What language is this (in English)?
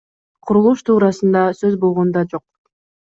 Kyrgyz